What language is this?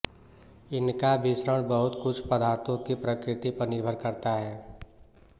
Hindi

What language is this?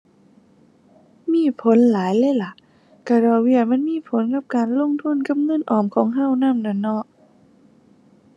Thai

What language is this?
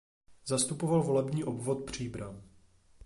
Czech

